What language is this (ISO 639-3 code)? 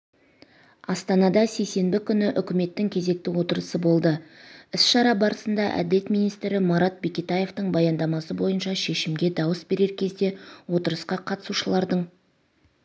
kaz